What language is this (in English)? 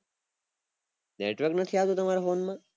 Gujarati